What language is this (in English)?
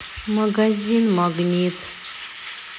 Russian